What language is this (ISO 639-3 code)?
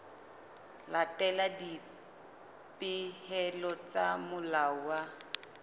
sot